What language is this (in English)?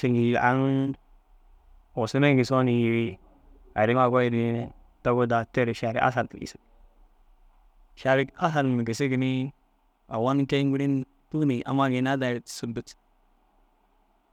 Dazaga